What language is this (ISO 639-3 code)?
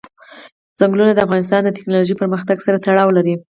pus